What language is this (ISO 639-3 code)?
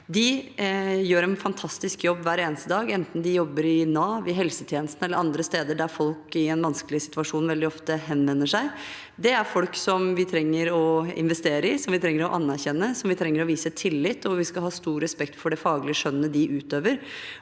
nor